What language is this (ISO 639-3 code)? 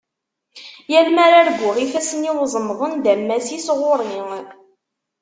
kab